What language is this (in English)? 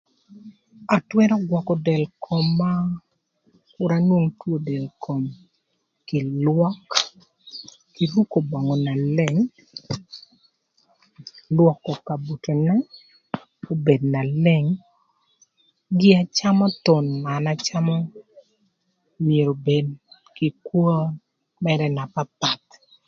Thur